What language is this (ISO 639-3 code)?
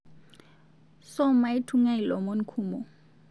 mas